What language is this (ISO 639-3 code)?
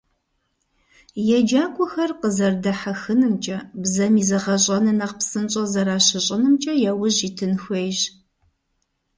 kbd